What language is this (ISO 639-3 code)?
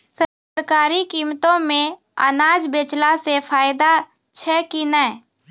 mai